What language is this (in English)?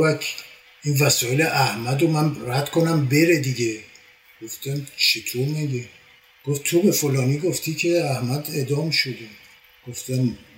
Persian